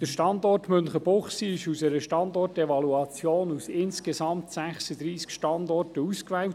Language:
Swiss German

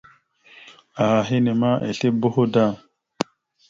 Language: Mada (Cameroon)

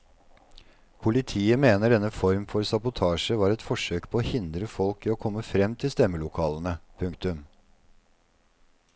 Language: Norwegian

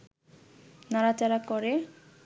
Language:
Bangla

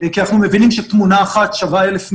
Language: Hebrew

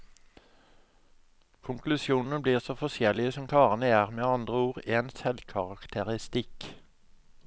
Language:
Norwegian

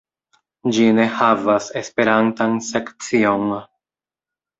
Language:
Esperanto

